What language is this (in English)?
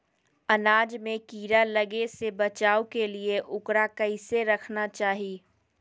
Magahi